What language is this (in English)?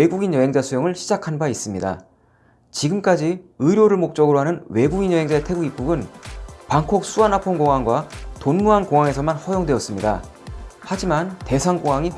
Korean